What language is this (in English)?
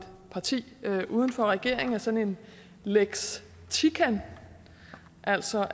Danish